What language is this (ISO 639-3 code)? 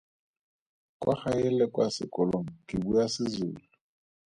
tsn